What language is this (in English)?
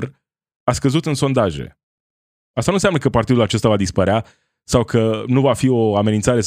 Romanian